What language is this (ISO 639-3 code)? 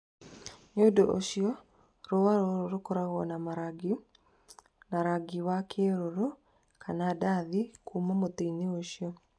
kik